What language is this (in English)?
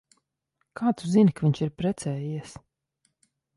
Latvian